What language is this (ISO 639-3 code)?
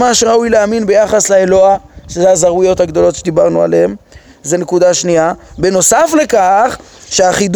heb